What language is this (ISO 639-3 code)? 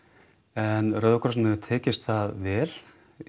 isl